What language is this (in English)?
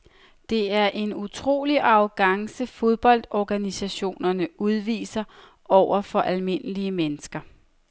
Danish